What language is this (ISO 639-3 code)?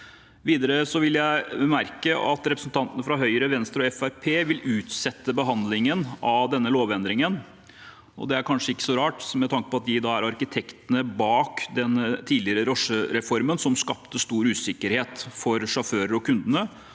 nor